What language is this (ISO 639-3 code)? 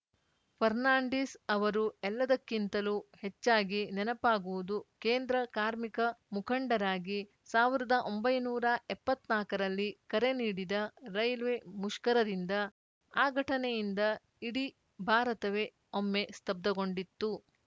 kan